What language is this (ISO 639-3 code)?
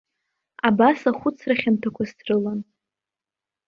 abk